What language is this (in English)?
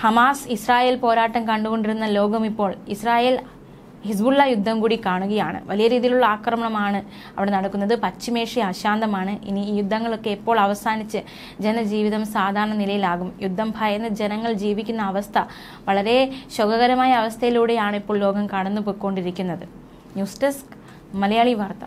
Malayalam